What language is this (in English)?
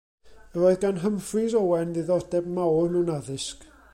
Welsh